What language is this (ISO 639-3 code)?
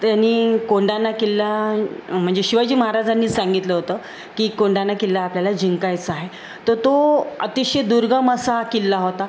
mar